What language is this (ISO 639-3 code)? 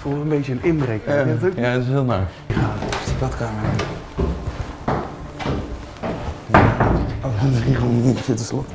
nld